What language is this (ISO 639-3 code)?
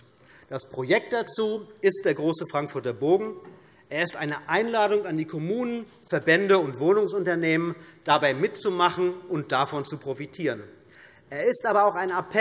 deu